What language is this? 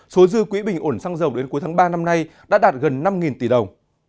Vietnamese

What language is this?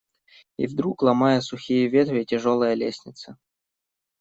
Russian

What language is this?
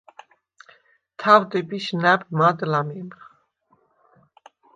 Svan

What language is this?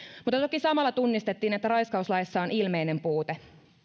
Finnish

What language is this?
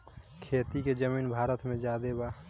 Bhojpuri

